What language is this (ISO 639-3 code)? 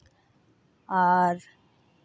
sat